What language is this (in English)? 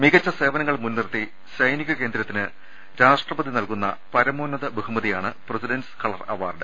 Malayalam